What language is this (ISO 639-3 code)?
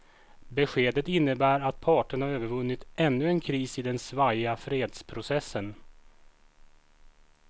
swe